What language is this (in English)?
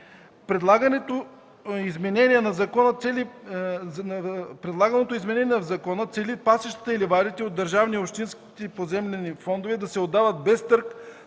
Bulgarian